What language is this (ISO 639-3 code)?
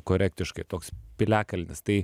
lit